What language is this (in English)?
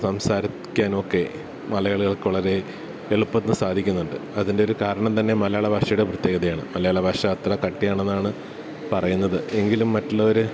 Malayalam